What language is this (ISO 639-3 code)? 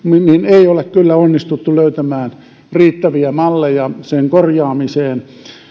fin